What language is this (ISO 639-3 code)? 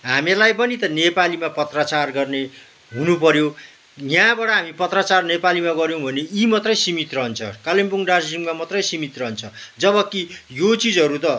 nep